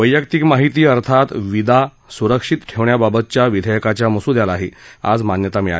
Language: Marathi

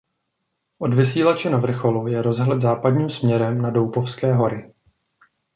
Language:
Czech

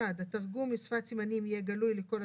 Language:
Hebrew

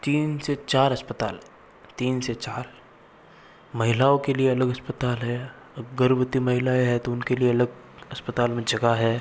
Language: Hindi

